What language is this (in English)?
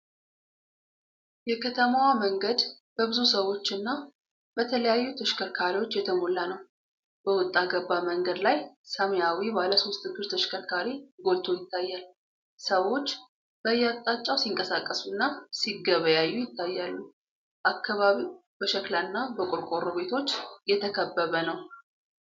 Amharic